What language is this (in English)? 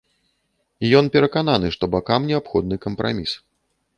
Belarusian